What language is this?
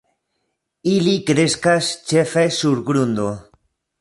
Esperanto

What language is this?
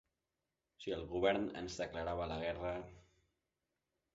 Catalan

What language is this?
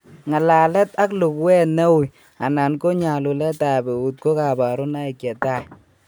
Kalenjin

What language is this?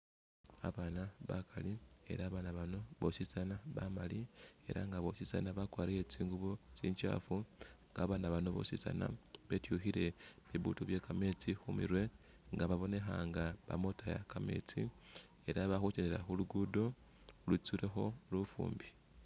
Masaaba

